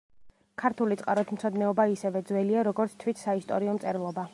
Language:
Georgian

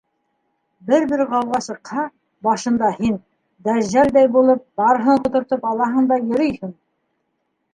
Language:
Bashkir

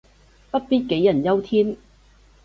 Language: Cantonese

